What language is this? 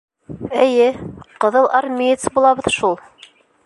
Bashkir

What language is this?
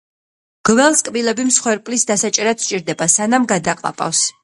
Georgian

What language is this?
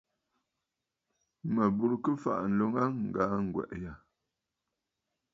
Bafut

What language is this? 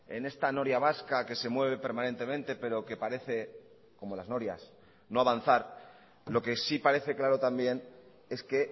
Spanish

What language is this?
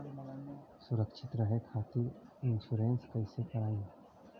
Bhojpuri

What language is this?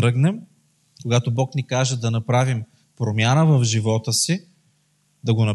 Bulgarian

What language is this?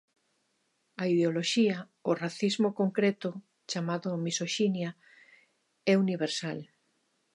Galician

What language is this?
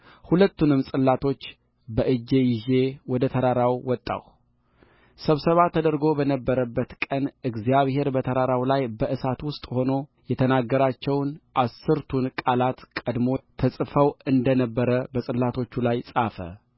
Amharic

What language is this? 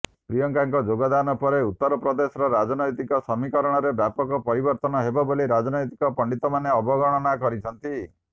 Odia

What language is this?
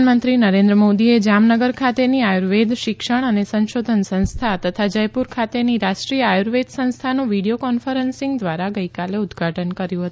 Gujarati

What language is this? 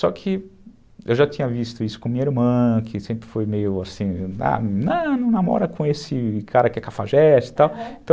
Portuguese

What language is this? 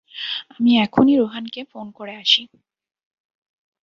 Bangla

